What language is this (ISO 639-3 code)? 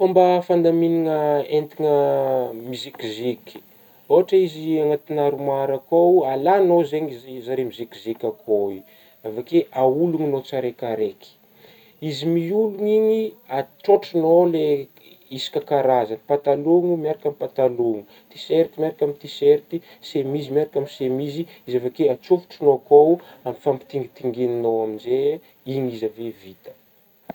bmm